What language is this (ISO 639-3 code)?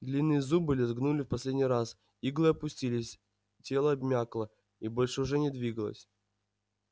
rus